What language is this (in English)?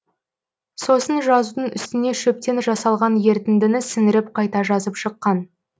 Kazakh